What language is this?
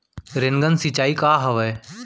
Chhattisgarhi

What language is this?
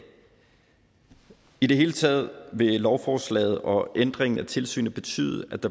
Danish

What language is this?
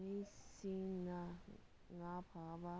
Manipuri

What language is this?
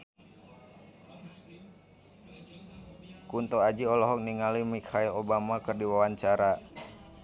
Sundanese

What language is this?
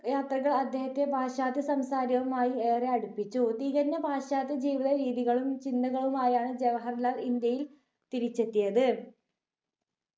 Malayalam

